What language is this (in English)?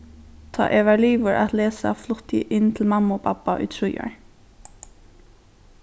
Faroese